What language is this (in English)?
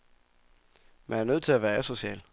Danish